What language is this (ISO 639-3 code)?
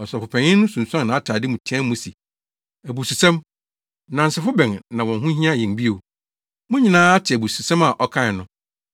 aka